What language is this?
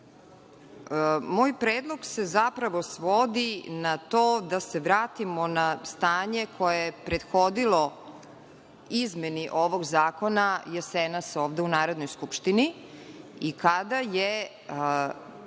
Serbian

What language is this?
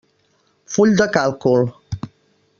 Catalan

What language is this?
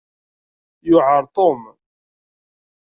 Kabyle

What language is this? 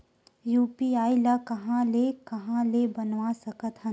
Chhattisgarhi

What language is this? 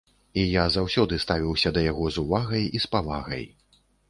Belarusian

